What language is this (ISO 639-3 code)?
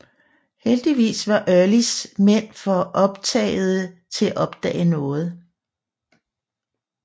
dan